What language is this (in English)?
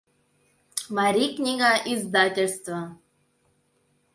Mari